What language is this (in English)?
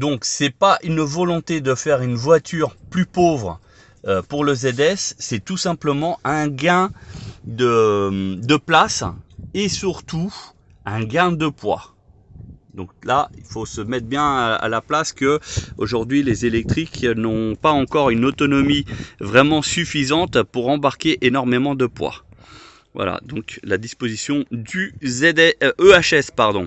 French